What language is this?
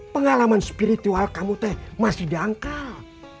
Indonesian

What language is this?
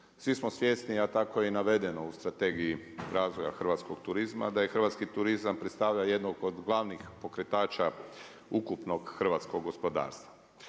Croatian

